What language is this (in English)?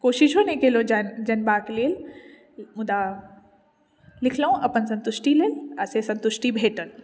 Maithili